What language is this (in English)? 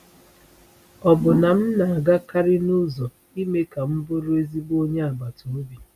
Igbo